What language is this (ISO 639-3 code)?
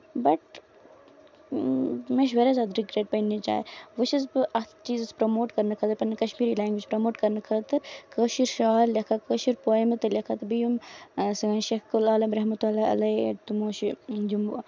kas